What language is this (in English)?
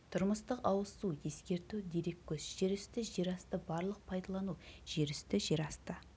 Kazakh